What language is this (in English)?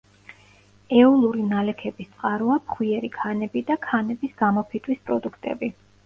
Georgian